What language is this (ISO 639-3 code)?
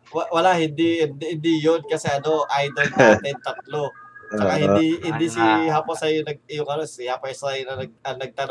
fil